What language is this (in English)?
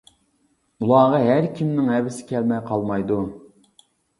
Uyghur